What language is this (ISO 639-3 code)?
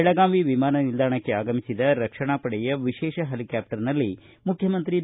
kan